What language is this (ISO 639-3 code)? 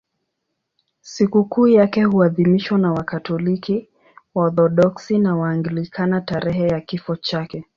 swa